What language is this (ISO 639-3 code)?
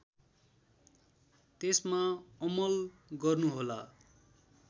nep